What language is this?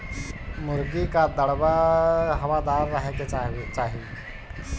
Bhojpuri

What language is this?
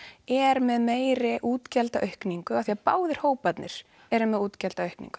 Icelandic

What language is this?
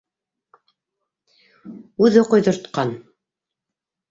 Bashkir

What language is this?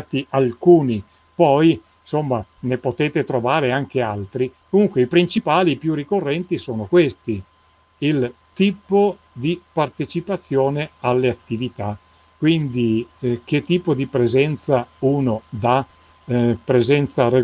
Italian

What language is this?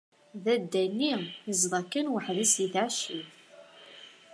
Kabyle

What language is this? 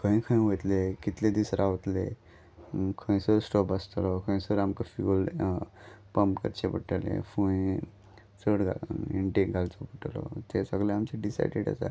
Konkani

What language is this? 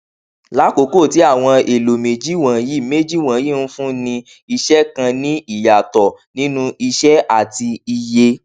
Yoruba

